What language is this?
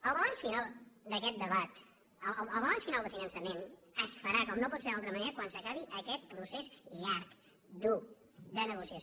Catalan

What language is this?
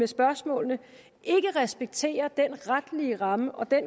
Danish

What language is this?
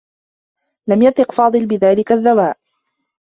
Arabic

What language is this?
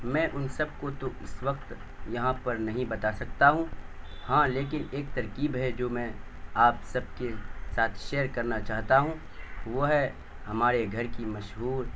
Urdu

